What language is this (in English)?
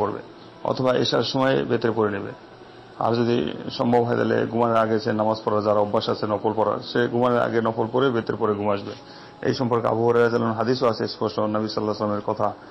Romanian